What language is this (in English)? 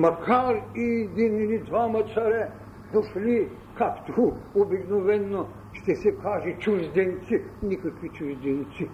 Bulgarian